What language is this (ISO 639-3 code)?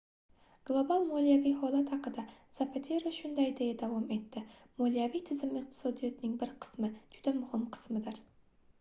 uzb